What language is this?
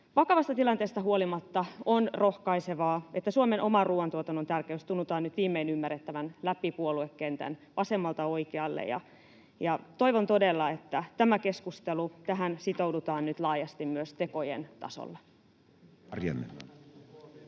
Finnish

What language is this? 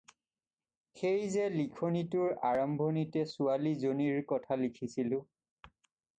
Assamese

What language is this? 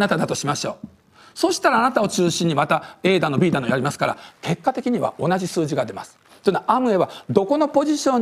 Japanese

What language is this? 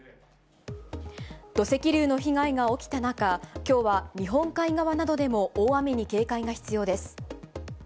Japanese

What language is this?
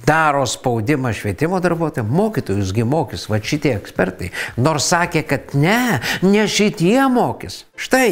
Lithuanian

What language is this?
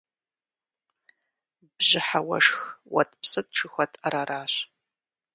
Kabardian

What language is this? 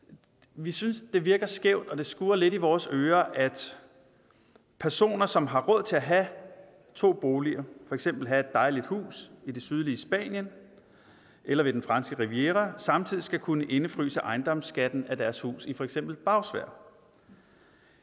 Danish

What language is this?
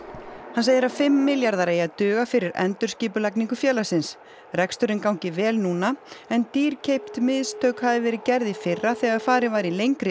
Icelandic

